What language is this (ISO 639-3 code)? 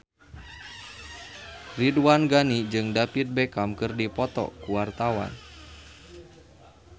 sun